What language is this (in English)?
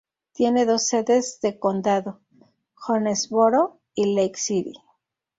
Spanish